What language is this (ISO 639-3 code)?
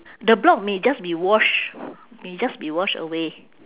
eng